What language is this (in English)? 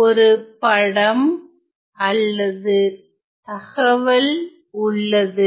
Tamil